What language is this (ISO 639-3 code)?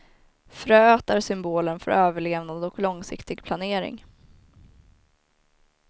swe